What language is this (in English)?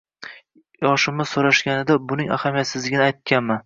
Uzbek